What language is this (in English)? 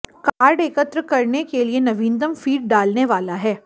Hindi